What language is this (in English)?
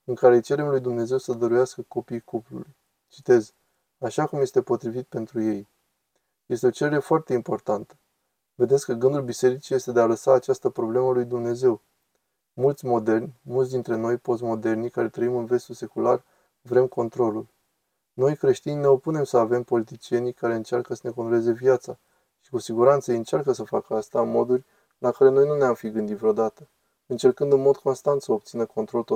Romanian